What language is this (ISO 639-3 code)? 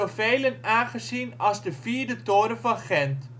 nld